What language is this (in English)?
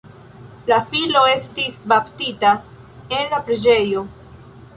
Esperanto